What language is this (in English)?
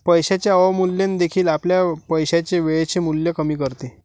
Marathi